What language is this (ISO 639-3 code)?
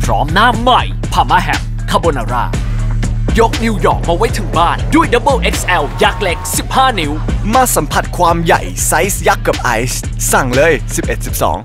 tha